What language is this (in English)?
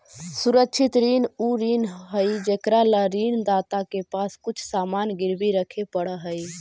Magahi